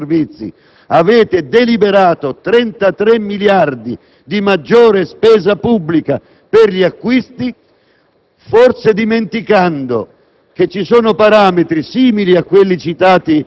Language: Italian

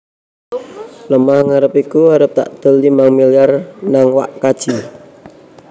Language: Javanese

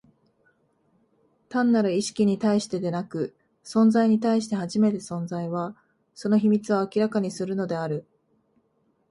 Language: Japanese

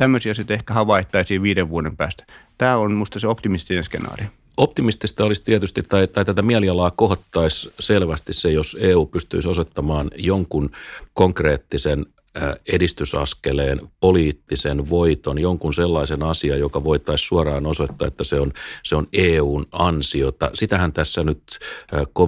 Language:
Finnish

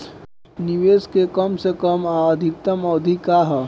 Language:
Bhojpuri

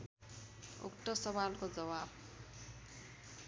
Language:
Nepali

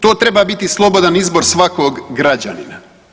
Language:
Croatian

